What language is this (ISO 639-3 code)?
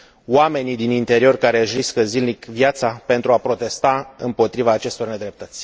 ron